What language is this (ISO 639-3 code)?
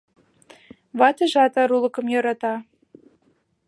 chm